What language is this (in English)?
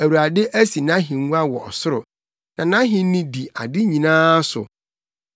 Akan